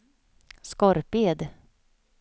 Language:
Swedish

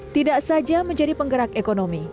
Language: Indonesian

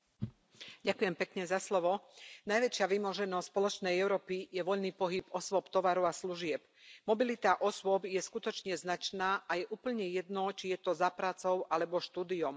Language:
Slovak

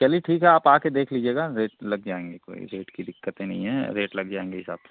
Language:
Hindi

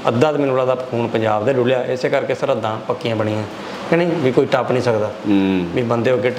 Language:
Punjabi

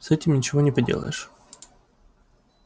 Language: Russian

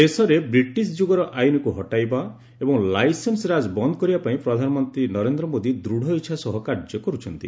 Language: Odia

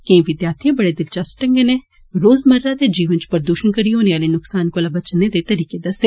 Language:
Dogri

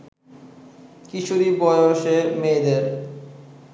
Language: Bangla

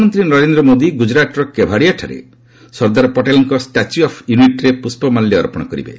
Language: Odia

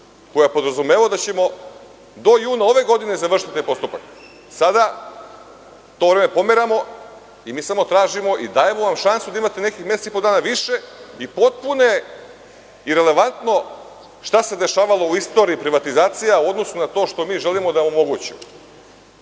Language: Serbian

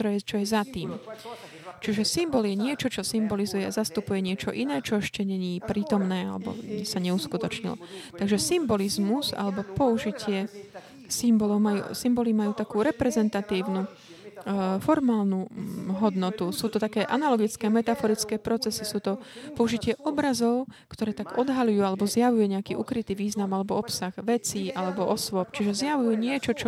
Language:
Slovak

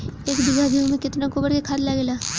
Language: Bhojpuri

